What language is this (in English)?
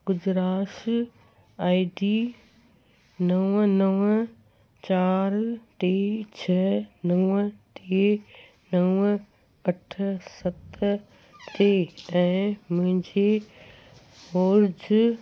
Sindhi